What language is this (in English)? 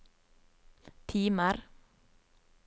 Norwegian